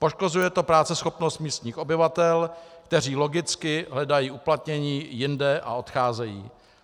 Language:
Czech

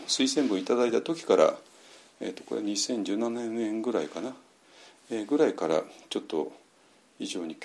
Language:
Japanese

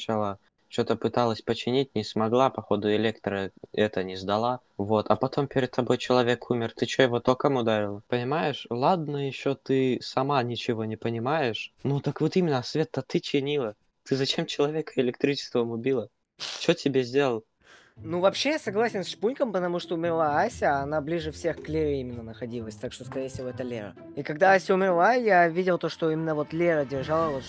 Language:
Russian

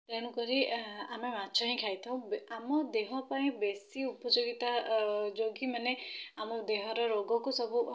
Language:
Odia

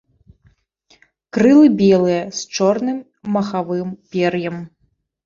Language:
Belarusian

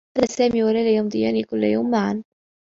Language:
Arabic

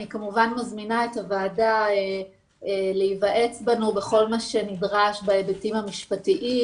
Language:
Hebrew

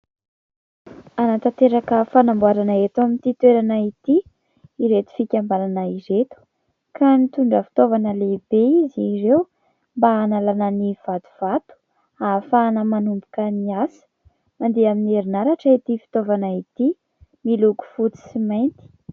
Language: Malagasy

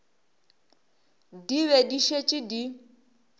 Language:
Northern Sotho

